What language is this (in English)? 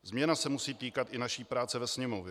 Czech